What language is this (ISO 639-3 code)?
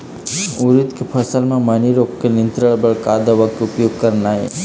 hne